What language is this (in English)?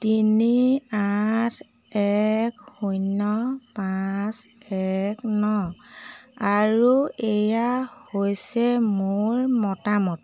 Assamese